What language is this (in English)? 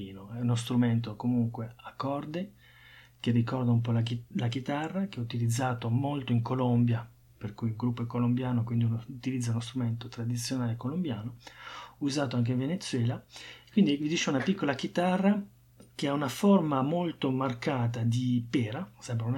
Italian